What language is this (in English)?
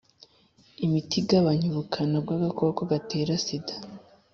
Kinyarwanda